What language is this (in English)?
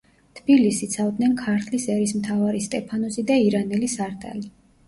Georgian